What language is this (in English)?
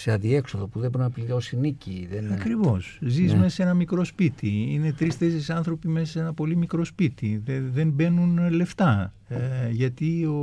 Greek